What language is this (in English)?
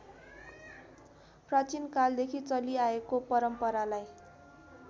Nepali